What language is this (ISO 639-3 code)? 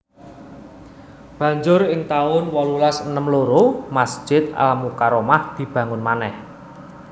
jav